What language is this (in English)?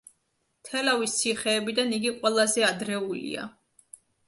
Georgian